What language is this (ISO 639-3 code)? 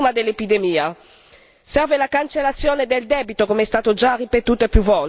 ita